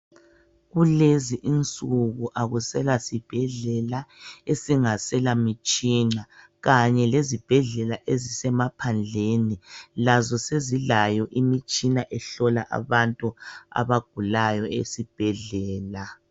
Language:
North Ndebele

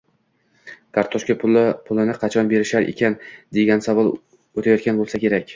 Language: Uzbek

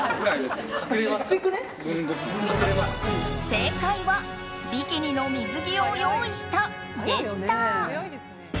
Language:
Japanese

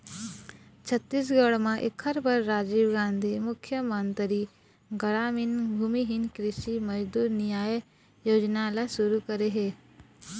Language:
Chhattisgarhi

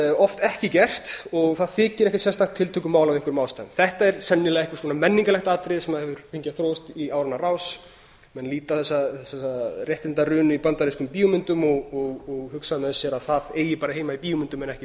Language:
Icelandic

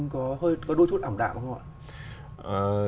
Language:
Vietnamese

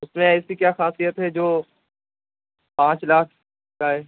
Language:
Urdu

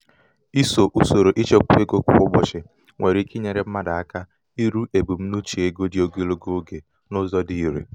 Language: Igbo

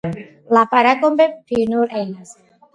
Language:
Georgian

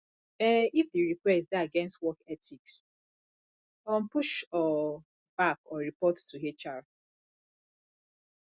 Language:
Nigerian Pidgin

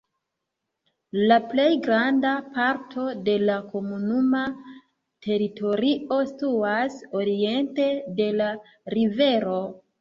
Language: Esperanto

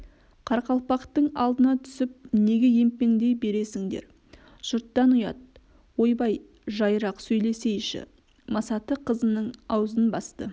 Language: Kazakh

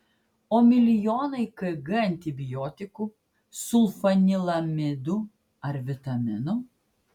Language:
Lithuanian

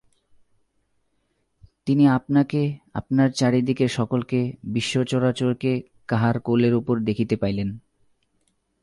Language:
Bangla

